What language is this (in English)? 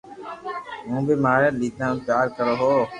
Loarki